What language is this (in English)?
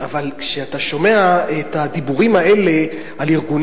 Hebrew